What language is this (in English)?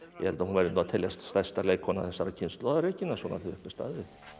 Icelandic